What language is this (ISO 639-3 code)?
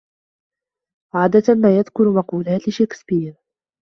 ara